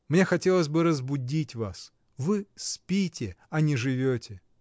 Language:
Russian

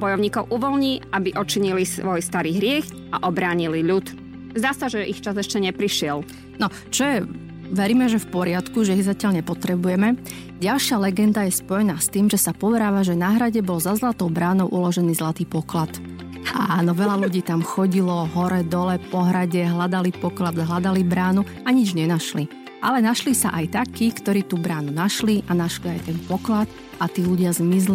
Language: Slovak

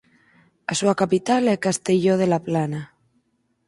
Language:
Galician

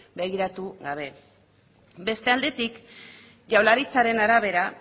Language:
Basque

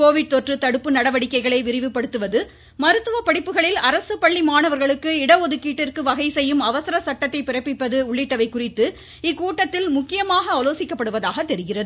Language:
Tamil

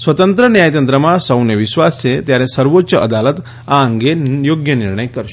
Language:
Gujarati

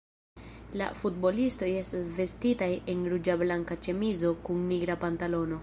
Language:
Esperanto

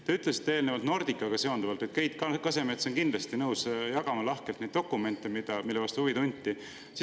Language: Estonian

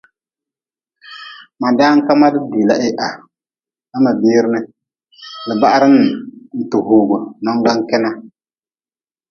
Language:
Nawdm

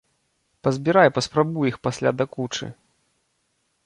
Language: Belarusian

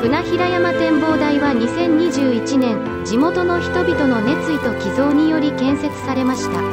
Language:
Japanese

